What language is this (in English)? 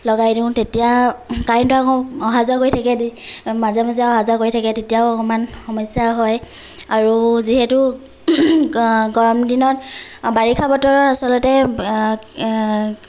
Assamese